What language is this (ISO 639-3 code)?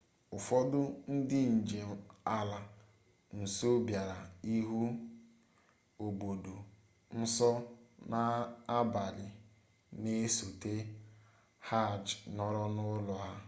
ibo